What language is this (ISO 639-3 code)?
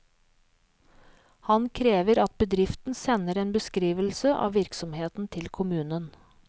nor